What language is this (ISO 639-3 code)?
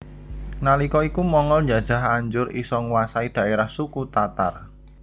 jav